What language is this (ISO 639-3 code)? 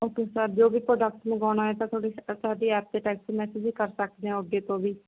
pan